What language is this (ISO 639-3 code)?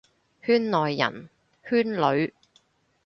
yue